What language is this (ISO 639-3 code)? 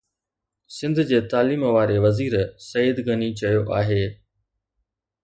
snd